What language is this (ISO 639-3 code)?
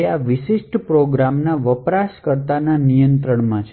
guj